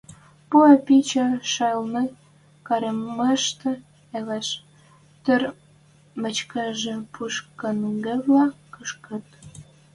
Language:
Western Mari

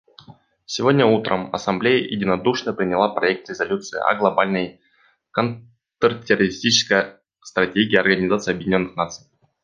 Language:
Russian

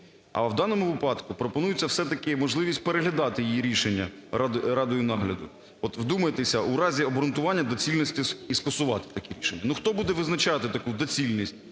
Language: Ukrainian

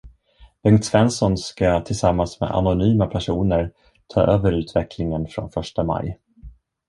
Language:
Swedish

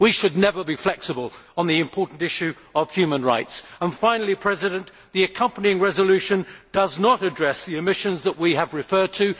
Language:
English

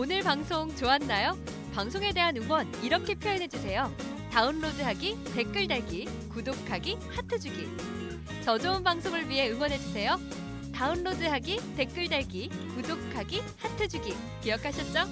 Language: Korean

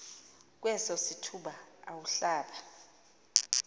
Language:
Xhosa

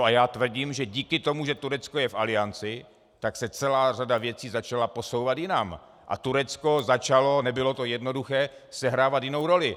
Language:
Czech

